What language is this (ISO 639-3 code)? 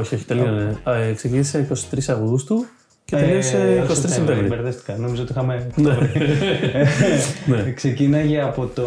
ell